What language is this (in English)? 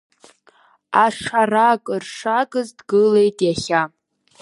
Abkhazian